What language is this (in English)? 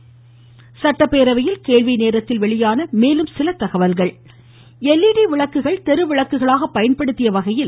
Tamil